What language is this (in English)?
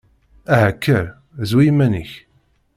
Kabyle